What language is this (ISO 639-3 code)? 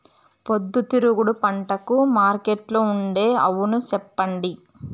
tel